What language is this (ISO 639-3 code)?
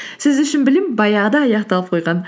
kaz